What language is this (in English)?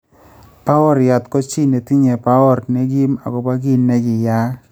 Kalenjin